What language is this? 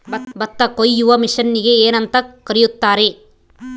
Kannada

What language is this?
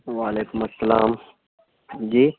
Urdu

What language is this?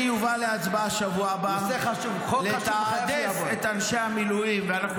Hebrew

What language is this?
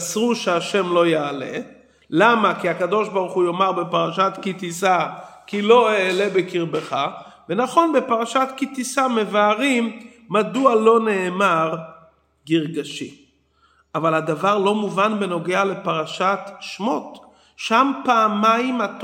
Hebrew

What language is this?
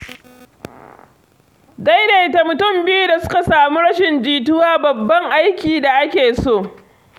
Hausa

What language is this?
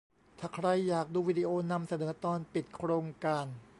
Thai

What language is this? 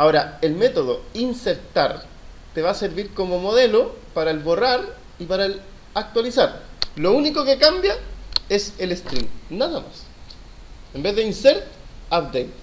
Spanish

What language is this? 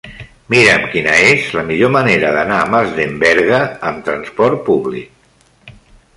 Catalan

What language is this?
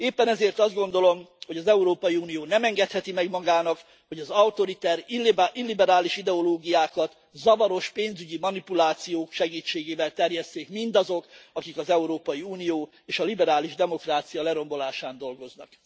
Hungarian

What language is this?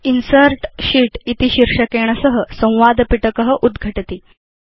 Sanskrit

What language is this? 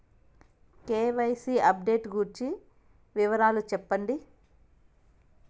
Telugu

